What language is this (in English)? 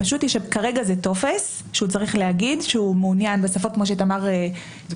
Hebrew